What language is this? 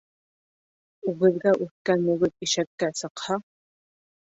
Bashkir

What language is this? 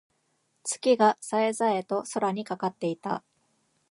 Japanese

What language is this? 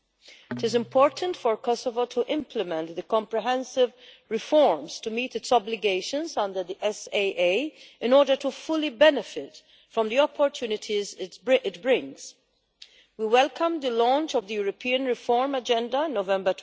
English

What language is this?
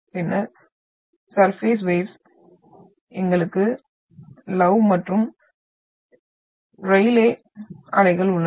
Tamil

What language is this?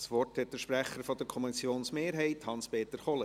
Swiss German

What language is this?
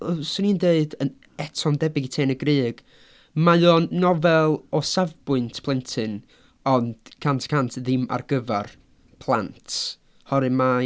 Welsh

